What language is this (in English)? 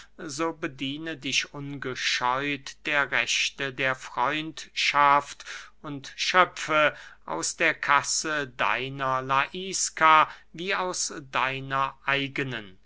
German